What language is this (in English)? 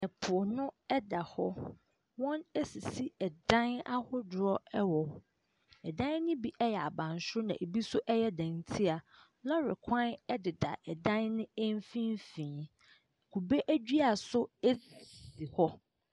Akan